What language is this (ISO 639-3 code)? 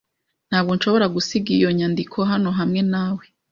kin